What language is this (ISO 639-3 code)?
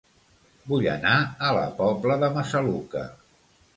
cat